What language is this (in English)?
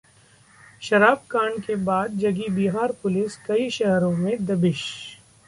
Hindi